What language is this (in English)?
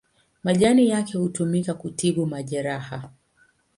Swahili